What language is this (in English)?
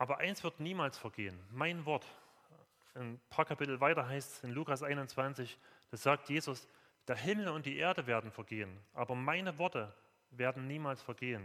German